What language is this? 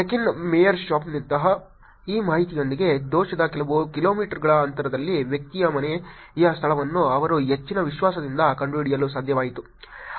Kannada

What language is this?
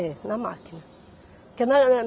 Portuguese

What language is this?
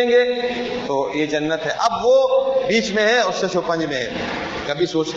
Urdu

